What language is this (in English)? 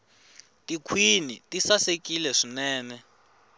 Tsonga